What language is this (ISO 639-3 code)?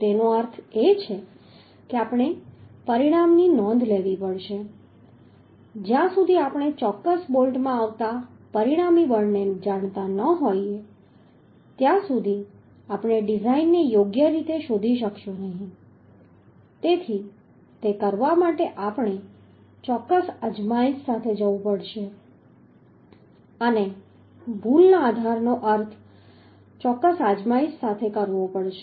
guj